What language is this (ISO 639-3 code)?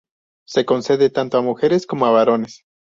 spa